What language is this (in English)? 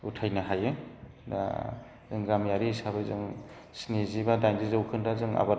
Bodo